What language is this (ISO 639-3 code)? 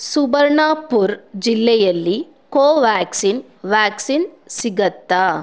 kan